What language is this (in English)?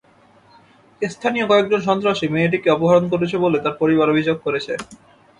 Bangla